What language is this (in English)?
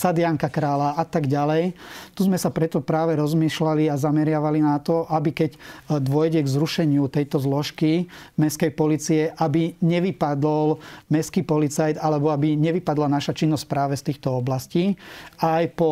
Slovak